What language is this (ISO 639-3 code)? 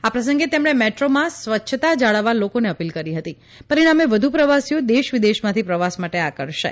guj